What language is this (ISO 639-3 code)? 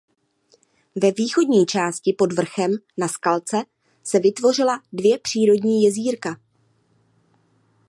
ces